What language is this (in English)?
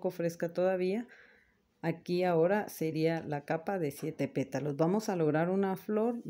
Spanish